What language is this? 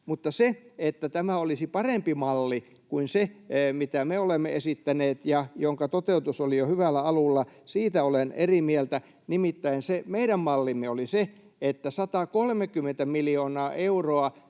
Finnish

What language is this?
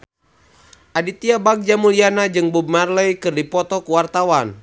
Sundanese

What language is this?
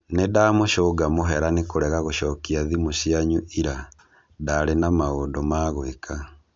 Kikuyu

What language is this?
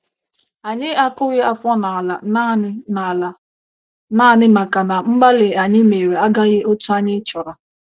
Igbo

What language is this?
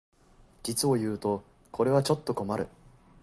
Japanese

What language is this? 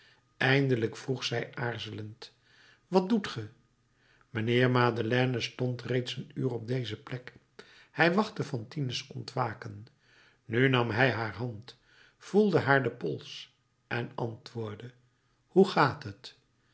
Dutch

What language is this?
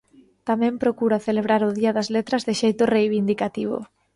Galician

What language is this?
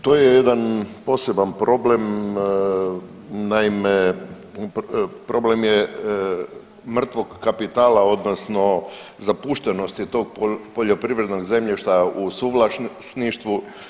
Croatian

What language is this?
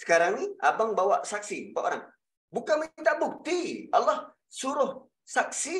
Malay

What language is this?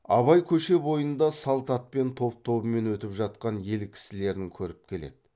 Kazakh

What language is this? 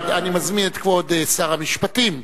Hebrew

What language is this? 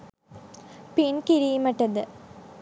Sinhala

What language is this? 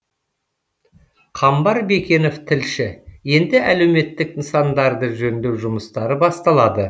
Kazakh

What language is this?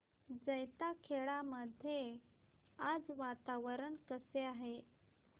Marathi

